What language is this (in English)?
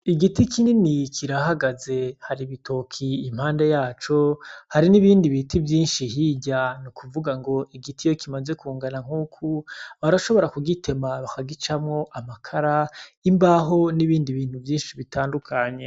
Rundi